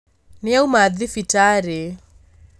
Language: Kikuyu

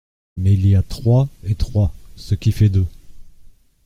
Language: French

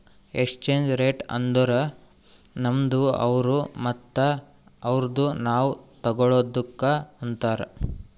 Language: Kannada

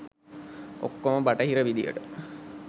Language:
Sinhala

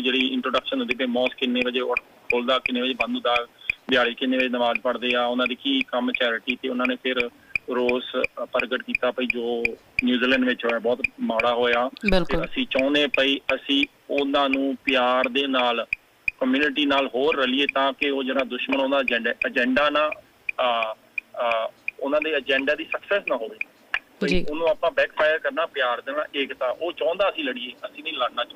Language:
Punjabi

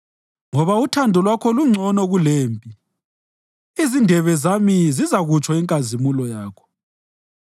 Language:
North Ndebele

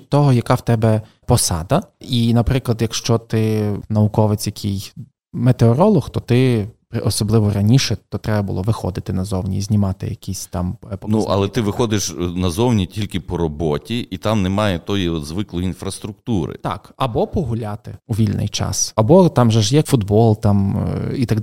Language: Ukrainian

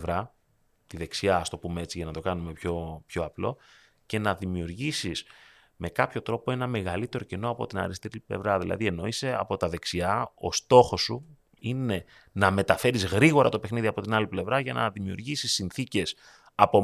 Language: Greek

